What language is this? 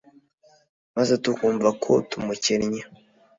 Kinyarwanda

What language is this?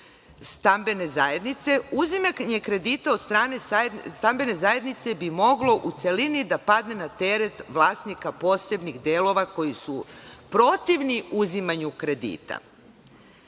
Serbian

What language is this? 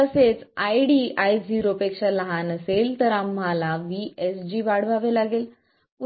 Marathi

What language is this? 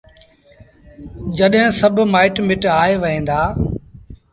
Sindhi Bhil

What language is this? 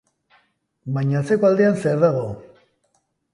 Basque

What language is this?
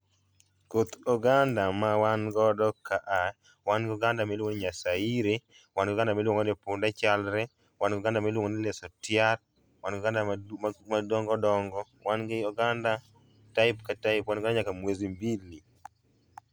Luo (Kenya and Tanzania)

